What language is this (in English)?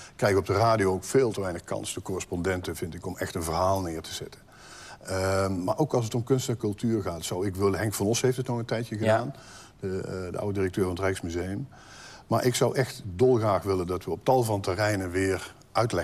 Dutch